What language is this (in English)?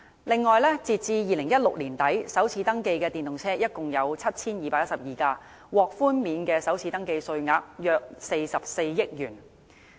Cantonese